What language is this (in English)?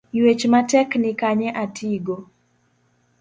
Luo (Kenya and Tanzania)